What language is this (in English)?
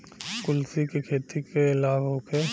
Bhojpuri